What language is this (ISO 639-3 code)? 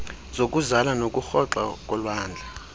xho